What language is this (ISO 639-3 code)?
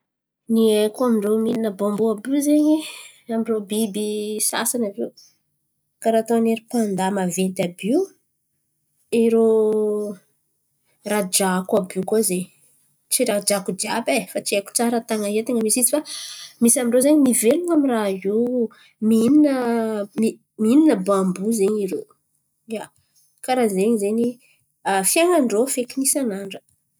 xmv